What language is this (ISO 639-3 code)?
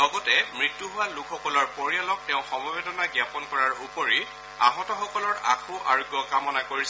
asm